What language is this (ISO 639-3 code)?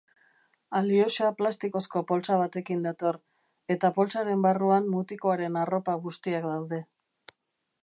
eus